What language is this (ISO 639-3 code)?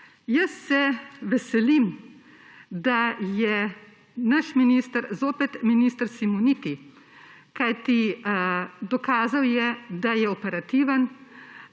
slv